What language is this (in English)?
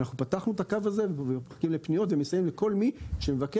Hebrew